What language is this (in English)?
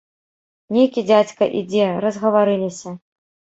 Belarusian